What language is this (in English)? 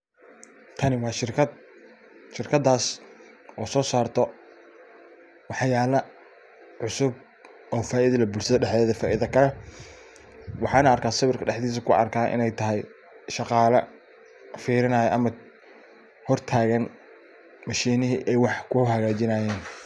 Somali